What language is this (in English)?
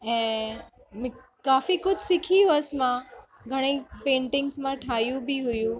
Sindhi